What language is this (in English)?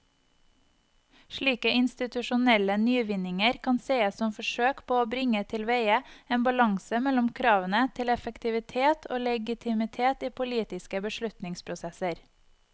Norwegian